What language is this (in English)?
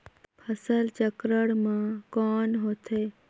Chhattisgarhi